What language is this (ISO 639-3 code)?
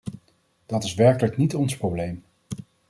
nld